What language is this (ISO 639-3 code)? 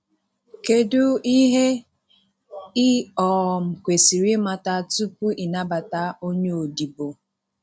ibo